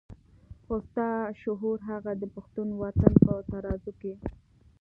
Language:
Pashto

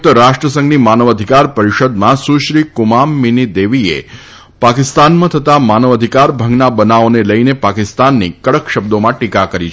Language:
Gujarati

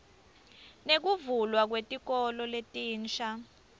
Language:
Swati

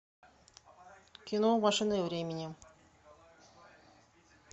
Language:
Russian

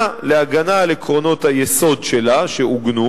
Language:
Hebrew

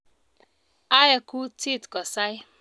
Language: Kalenjin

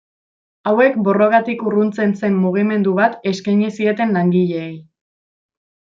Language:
Basque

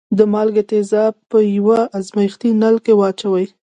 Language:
Pashto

